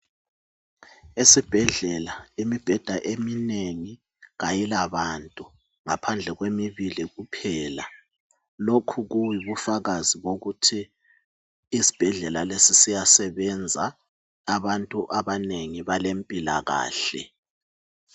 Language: North Ndebele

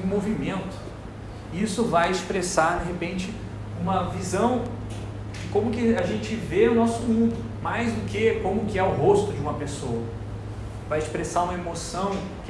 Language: Portuguese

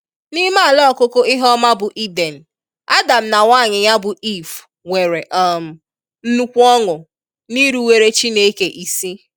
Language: Igbo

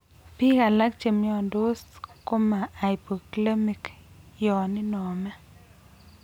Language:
Kalenjin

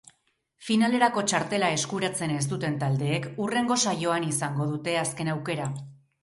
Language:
Basque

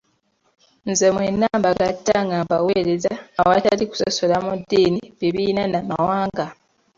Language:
Ganda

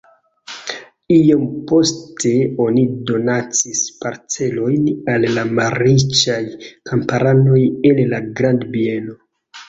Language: Esperanto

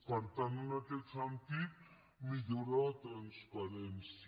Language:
Catalan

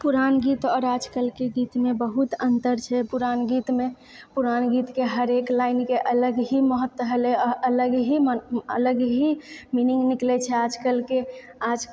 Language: Maithili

